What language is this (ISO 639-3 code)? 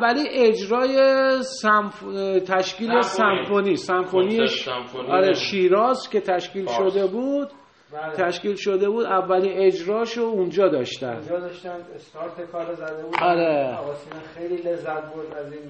fas